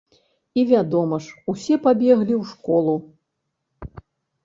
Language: Belarusian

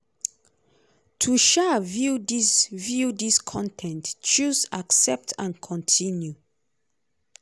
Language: Nigerian Pidgin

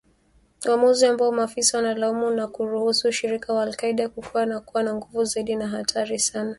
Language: Swahili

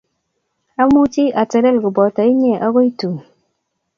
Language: Kalenjin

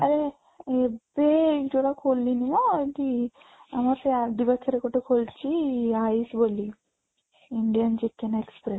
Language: Odia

